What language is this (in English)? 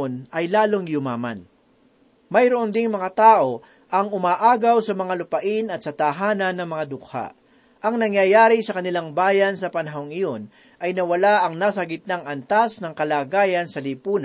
Filipino